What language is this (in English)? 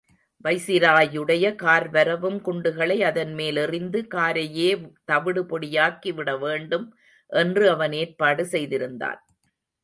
Tamil